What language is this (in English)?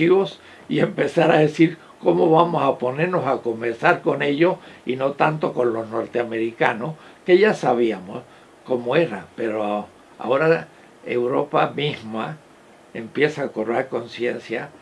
Spanish